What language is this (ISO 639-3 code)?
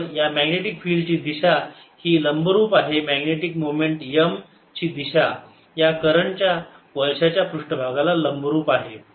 mar